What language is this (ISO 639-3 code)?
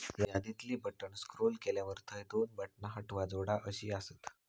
mar